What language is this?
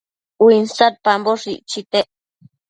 Matsés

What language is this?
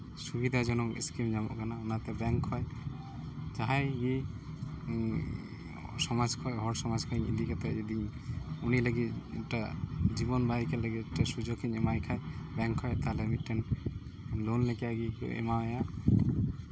Santali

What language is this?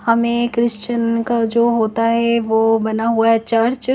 Hindi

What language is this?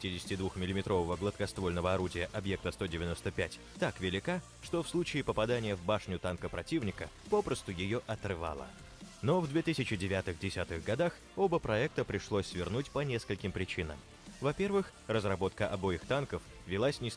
Russian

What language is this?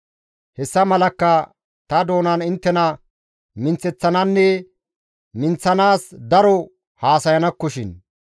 Gamo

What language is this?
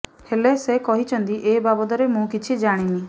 Odia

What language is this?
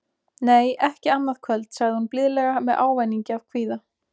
Icelandic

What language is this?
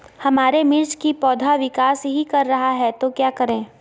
Magahi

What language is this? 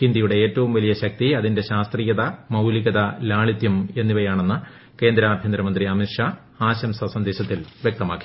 Malayalam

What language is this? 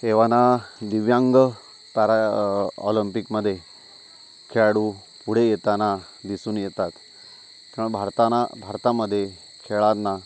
Marathi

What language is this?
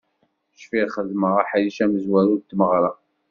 Kabyle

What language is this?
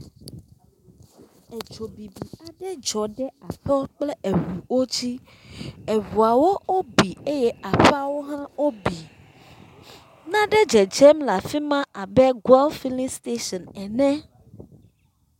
Ewe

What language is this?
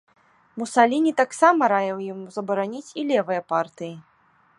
Belarusian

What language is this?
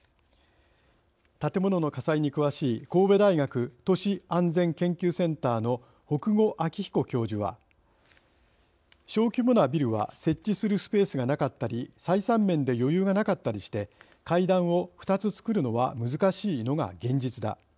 Japanese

